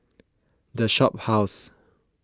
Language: English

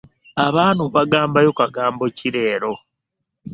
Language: Ganda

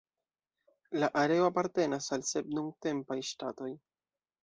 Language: Esperanto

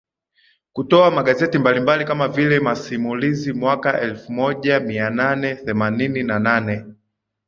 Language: Swahili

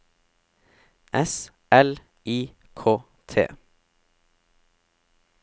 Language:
Norwegian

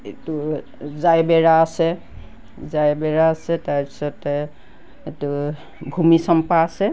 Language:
Assamese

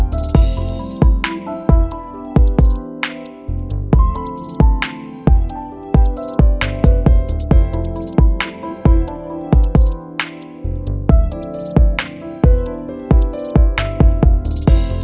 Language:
Vietnamese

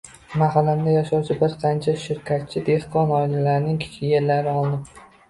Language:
Uzbek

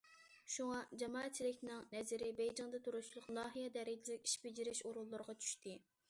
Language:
Uyghur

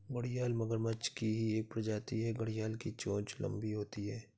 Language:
Hindi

